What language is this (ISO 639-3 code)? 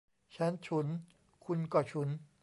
tha